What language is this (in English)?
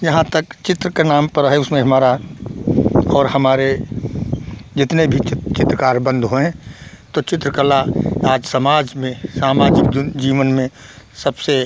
Hindi